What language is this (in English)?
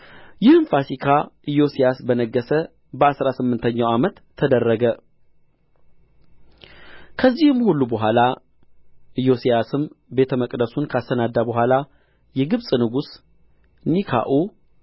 Amharic